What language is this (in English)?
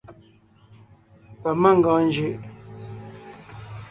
Ngiemboon